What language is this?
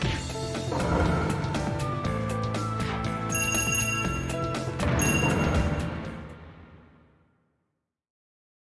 Japanese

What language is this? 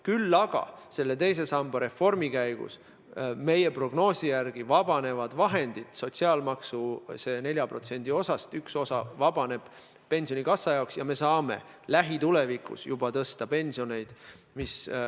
Estonian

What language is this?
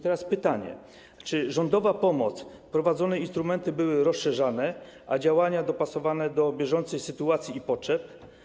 Polish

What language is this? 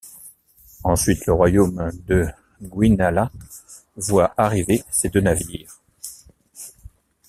French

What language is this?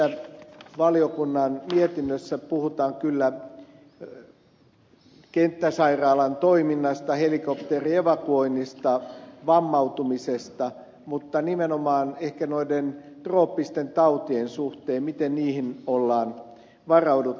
Finnish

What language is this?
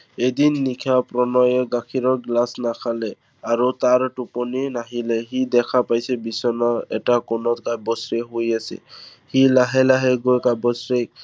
Assamese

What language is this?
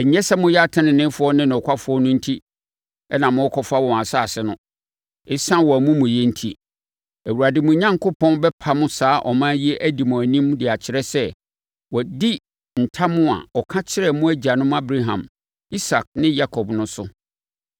Akan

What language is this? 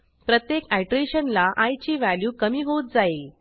Marathi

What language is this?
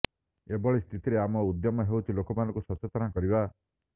Odia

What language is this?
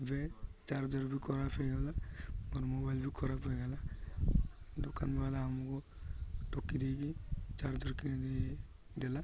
Odia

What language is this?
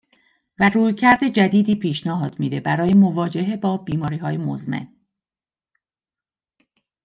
Persian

